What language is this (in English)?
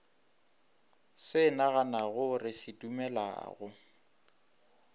Northern Sotho